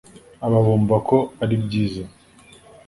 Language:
Kinyarwanda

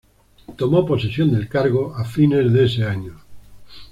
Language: Spanish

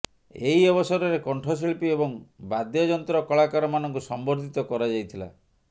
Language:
Odia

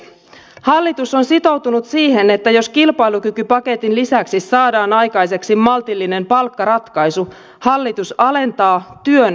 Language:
Finnish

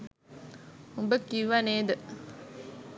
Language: Sinhala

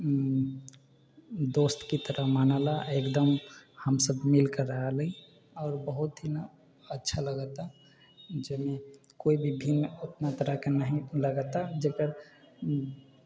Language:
Maithili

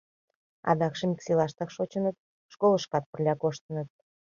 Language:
Mari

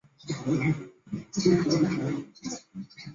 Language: Chinese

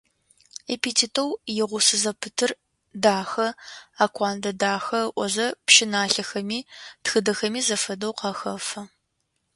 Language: Adyghe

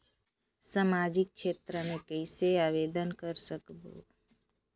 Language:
Chhattisgarhi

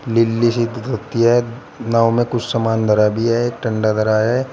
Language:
Hindi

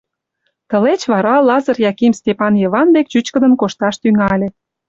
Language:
Mari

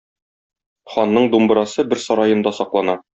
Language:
Tatar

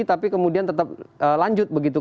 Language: Indonesian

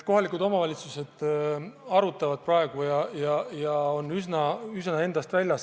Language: Estonian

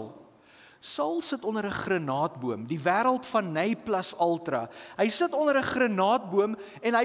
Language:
Dutch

